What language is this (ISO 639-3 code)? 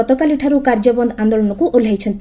ori